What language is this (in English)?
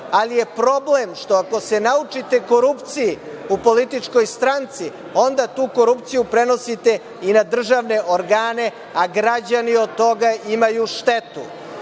Serbian